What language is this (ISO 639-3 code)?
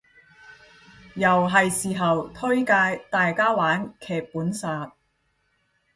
yue